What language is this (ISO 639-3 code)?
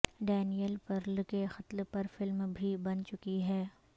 urd